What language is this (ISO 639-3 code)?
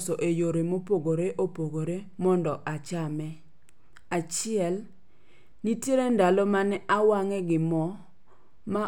luo